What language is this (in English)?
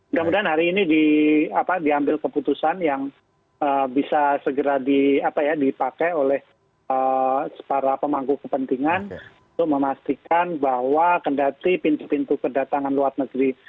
Indonesian